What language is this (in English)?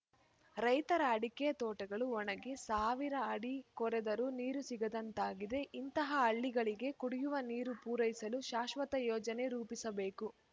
Kannada